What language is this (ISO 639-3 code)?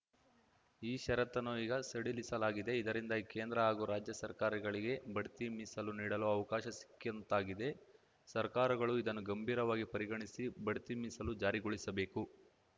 kan